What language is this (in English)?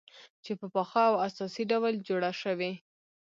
Pashto